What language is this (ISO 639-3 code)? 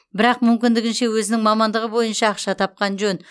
kaz